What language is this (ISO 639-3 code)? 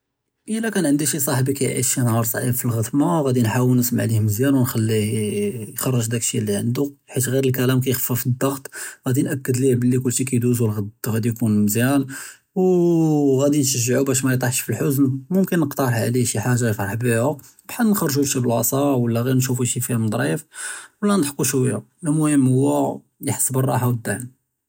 jrb